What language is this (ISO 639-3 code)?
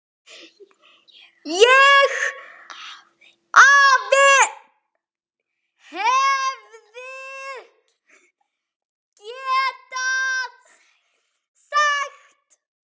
isl